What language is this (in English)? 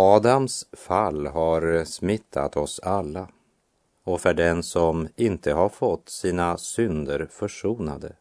Swedish